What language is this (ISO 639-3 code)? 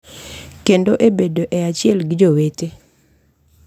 luo